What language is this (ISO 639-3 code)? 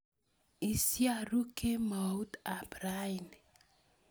kln